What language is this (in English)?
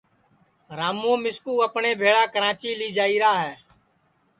Sansi